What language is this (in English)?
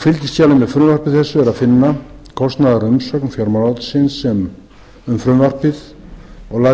Icelandic